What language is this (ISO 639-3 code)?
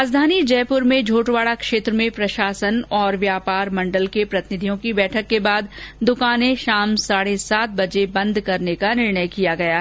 hin